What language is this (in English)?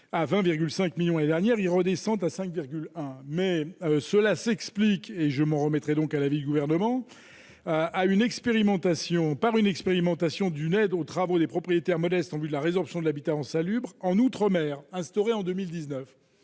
French